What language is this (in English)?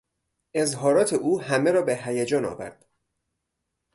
Persian